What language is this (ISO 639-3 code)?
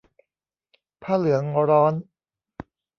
tha